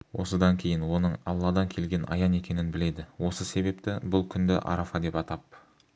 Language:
Kazakh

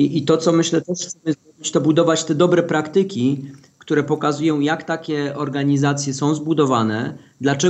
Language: Polish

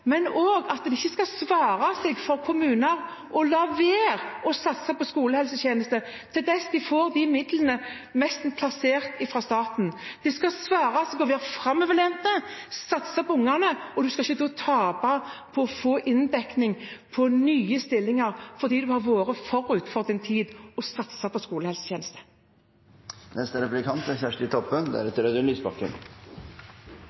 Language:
Norwegian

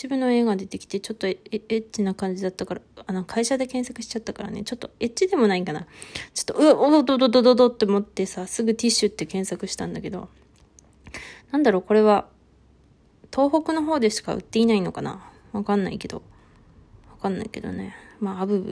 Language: Japanese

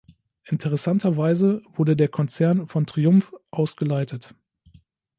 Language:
German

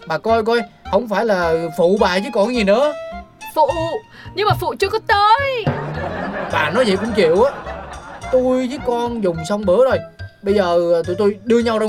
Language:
Vietnamese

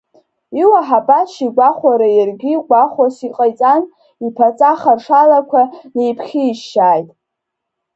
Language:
Abkhazian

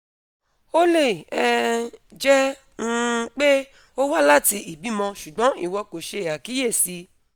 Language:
Yoruba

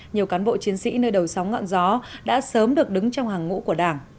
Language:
Vietnamese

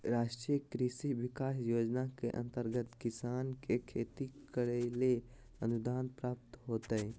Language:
Magahi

